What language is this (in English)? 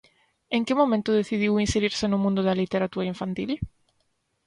Galician